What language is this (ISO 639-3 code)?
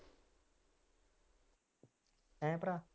pan